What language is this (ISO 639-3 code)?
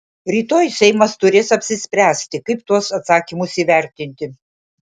lit